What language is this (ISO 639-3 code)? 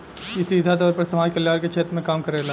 bho